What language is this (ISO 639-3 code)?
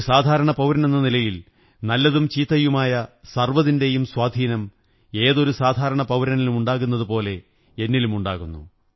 mal